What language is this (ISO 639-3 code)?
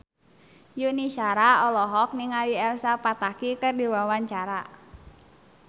sun